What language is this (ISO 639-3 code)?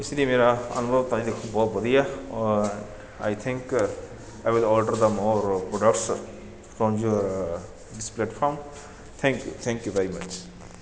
pan